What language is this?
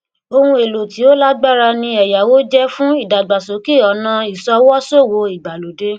Yoruba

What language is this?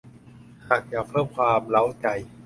Thai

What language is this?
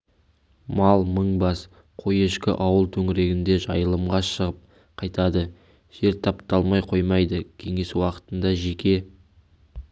Kazakh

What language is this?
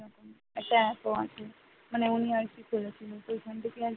Bangla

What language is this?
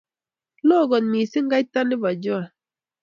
Kalenjin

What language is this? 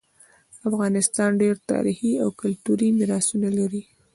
Pashto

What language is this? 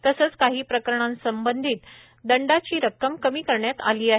Marathi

